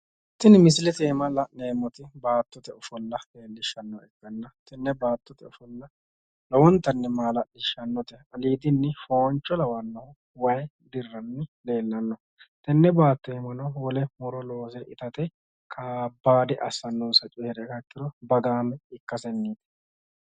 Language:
Sidamo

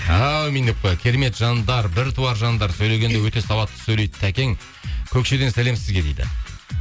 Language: Kazakh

